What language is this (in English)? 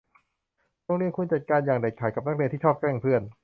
Thai